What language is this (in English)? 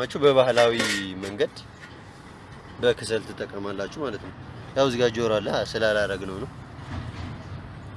Turkish